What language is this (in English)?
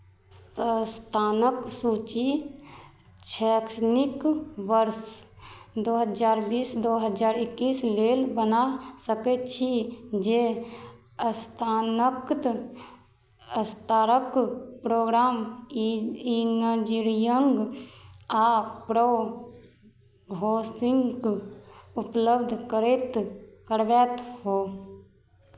Maithili